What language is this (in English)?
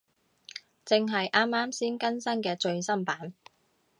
Cantonese